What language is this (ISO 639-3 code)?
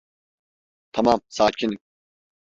tur